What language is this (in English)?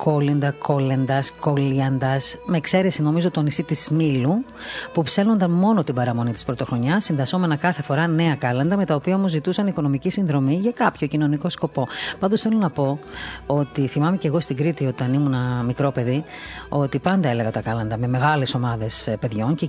Greek